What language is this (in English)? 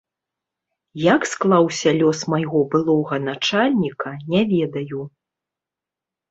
Belarusian